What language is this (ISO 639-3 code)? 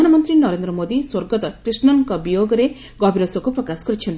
ori